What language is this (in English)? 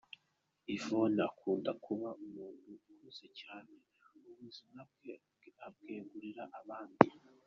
Kinyarwanda